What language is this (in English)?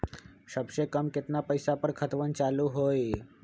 Magahi